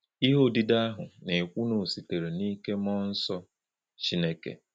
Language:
Igbo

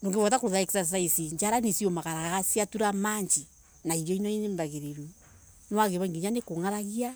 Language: Embu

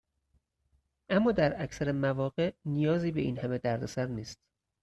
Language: Persian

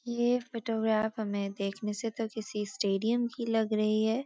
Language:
Hindi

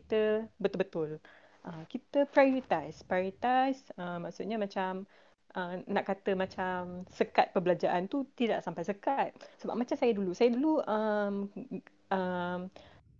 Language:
Malay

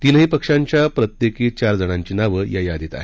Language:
Marathi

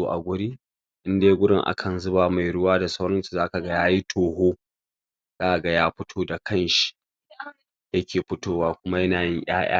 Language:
Hausa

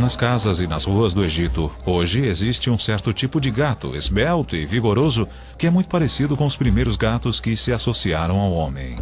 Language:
Portuguese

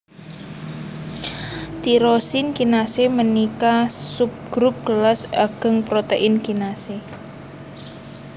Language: Javanese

